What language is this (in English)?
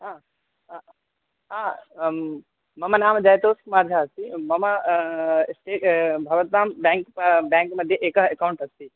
Sanskrit